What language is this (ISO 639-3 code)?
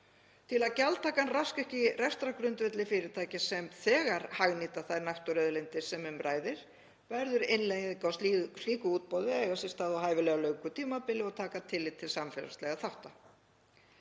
isl